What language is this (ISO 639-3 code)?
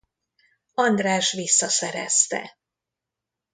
hun